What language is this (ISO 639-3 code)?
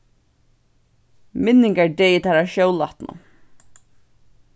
fao